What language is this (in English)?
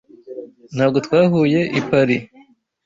Kinyarwanda